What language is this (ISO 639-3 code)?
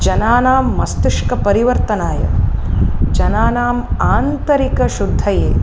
san